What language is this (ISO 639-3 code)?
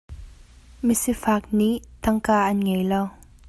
cnh